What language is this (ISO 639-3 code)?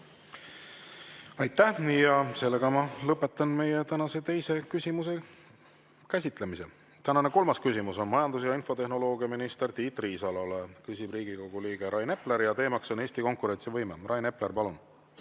est